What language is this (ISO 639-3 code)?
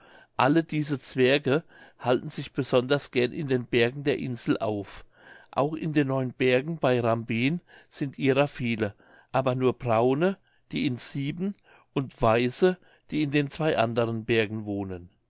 deu